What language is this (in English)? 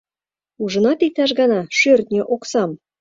Mari